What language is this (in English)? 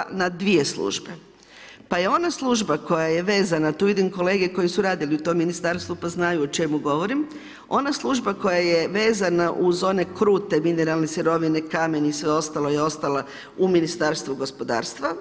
Croatian